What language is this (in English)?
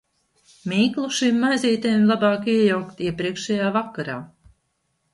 Latvian